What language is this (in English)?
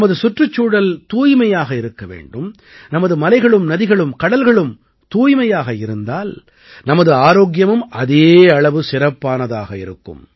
Tamil